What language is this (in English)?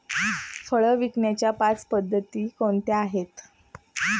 Marathi